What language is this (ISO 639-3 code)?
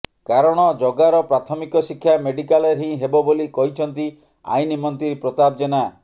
ori